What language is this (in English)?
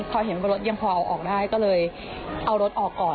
Thai